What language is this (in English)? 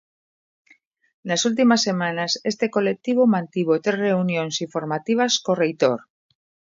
Galician